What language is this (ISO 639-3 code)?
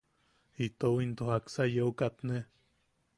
yaq